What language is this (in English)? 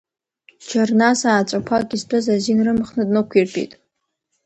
Abkhazian